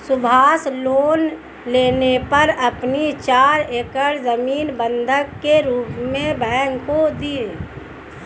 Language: Hindi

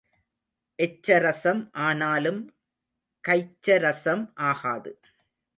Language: Tamil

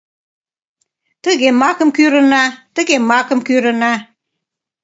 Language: Mari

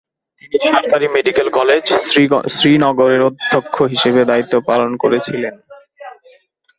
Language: Bangla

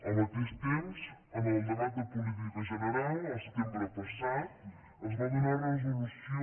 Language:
Catalan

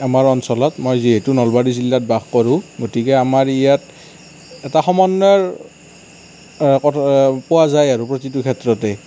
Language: Assamese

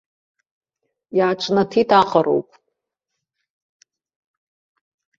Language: Abkhazian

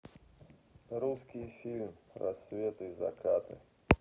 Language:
Russian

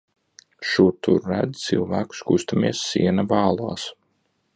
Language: Latvian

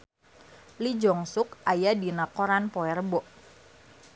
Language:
Sundanese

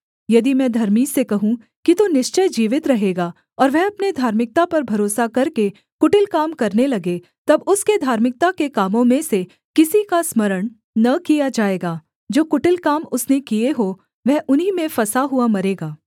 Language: Hindi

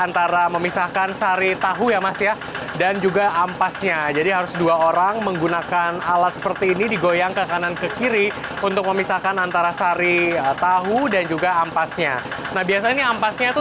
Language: Indonesian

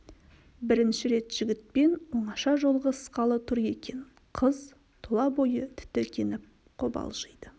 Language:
Kazakh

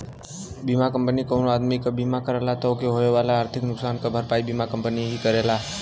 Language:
Bhojpuri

